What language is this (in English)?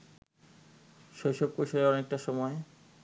Bangla